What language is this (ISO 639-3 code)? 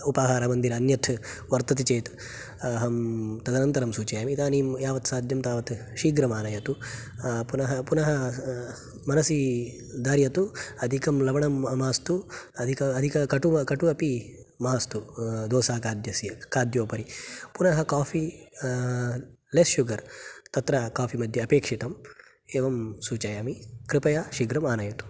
san